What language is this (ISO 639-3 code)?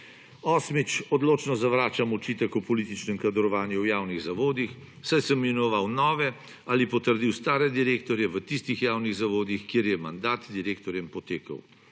slv